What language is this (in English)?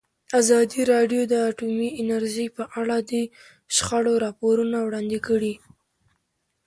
Pashto